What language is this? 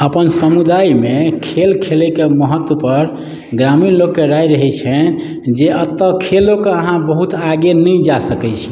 Maithili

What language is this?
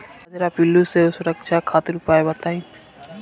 Bhojpuri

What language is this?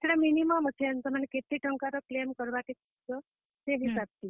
Odia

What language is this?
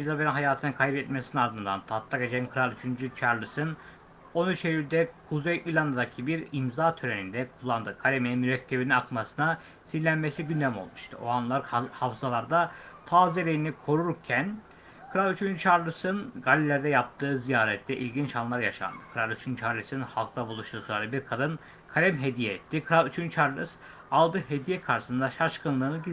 Turkish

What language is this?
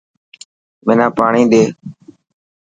Dhatki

